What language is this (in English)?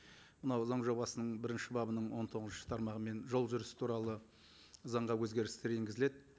Kazakh